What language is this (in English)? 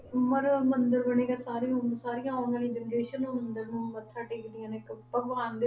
Punjabi